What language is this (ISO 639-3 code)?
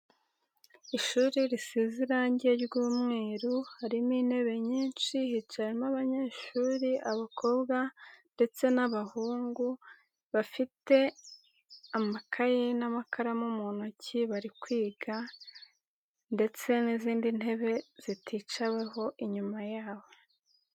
kin